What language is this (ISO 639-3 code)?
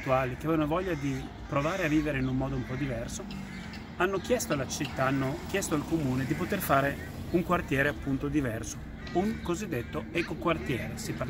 ita